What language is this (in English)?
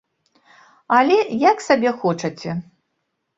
Belarusian